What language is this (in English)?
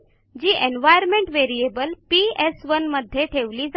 Marathi